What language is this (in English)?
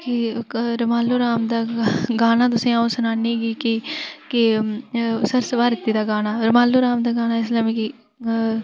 Dogri